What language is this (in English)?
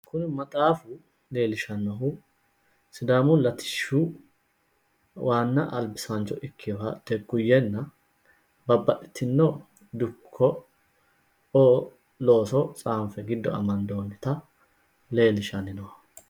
Sidamo